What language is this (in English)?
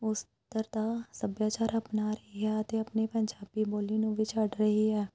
Punjabi